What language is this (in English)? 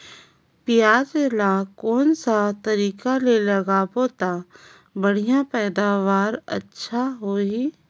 Chhattisgarhi